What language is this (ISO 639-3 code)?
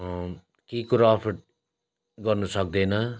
nep